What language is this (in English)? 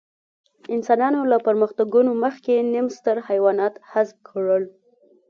Pashto